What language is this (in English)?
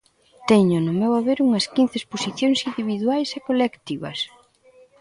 Galician